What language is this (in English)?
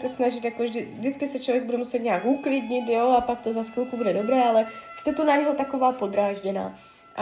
Czech